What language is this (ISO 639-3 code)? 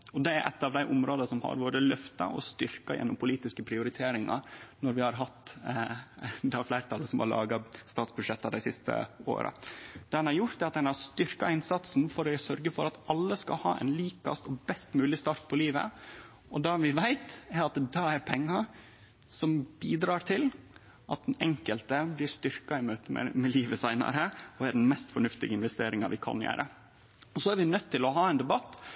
nno